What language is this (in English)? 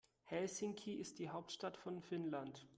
German